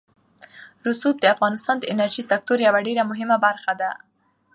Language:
Pashto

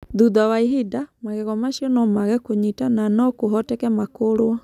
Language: Kikuyu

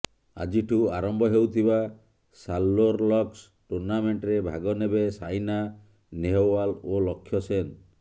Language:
Odia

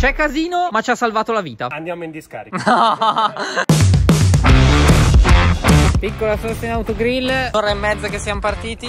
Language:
Italian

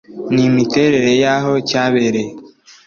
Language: Kinyarwanda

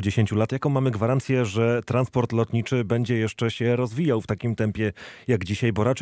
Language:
Polish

